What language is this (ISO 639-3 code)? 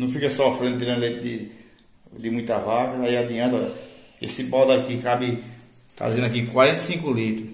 por